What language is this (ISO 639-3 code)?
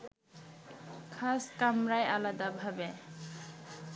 ben